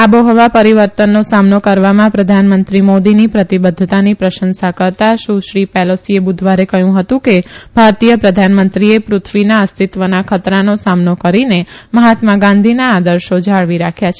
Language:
Gujarati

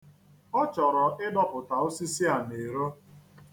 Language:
Igbo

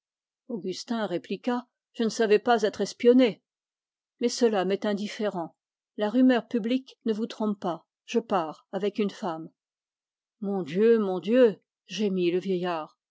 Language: French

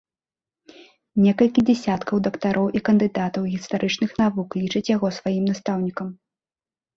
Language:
Belarusian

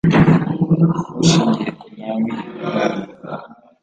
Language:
Kinyarwanda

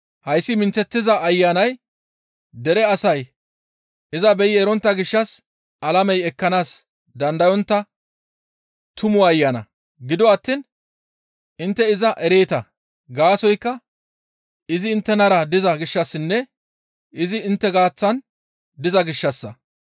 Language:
Gamo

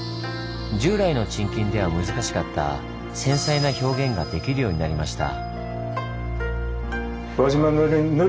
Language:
Japanese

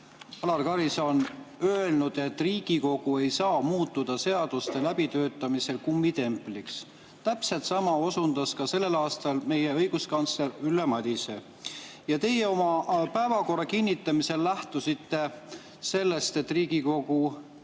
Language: Estonian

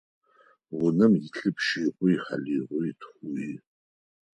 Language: Adyghe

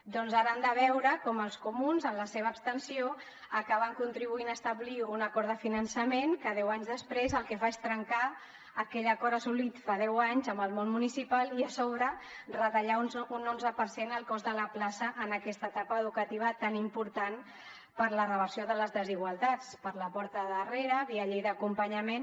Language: Catalan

